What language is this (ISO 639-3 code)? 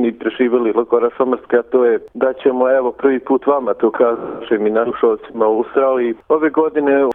hrv